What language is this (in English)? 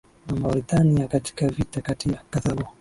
Swahili